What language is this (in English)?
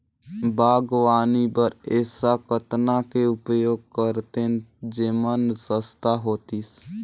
Chhattisgarhi